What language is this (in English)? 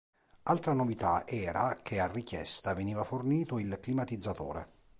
Italian